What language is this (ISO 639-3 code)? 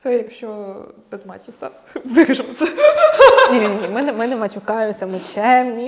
ukr